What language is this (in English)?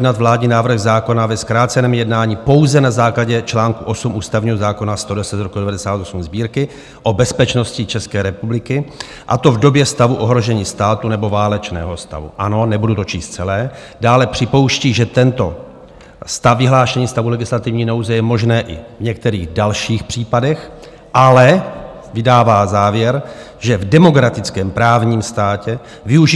Czech